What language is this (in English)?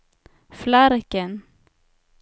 Swedish